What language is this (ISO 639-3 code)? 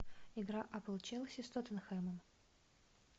rus